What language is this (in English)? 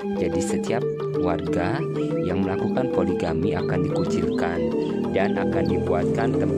Indonesian